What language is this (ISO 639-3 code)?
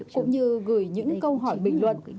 vie